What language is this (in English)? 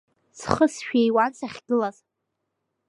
Abkhazian